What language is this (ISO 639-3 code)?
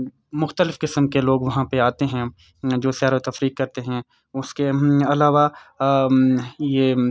urd